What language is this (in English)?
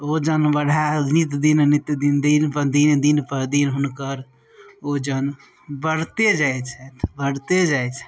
Maithili